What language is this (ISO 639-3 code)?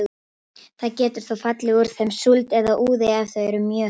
isl